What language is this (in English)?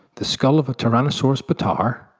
English